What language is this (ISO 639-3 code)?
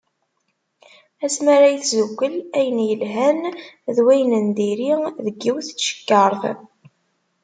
kab